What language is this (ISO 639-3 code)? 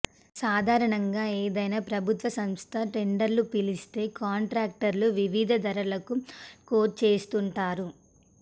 tel